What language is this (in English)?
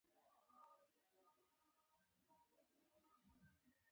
Pashto